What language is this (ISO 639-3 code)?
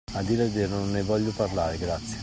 ita